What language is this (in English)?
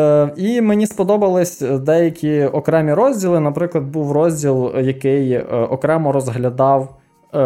Ukrainian